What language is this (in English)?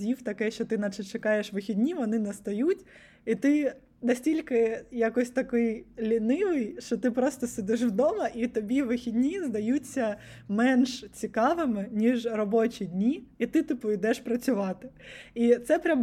Ukrainian